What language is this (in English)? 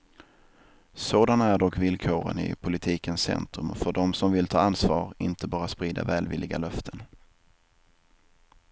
Swedish